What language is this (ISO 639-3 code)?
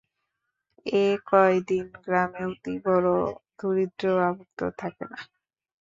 ben